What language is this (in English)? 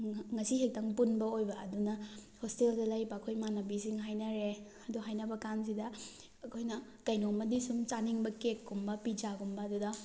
Manipuri